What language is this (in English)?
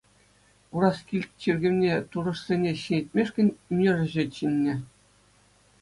Chuvash